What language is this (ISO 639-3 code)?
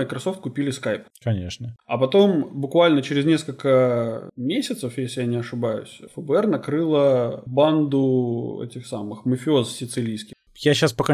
rus